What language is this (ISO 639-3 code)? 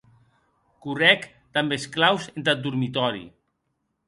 oci